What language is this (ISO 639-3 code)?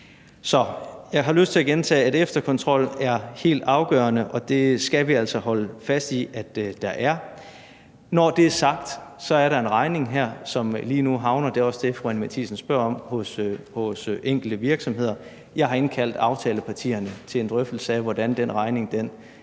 dan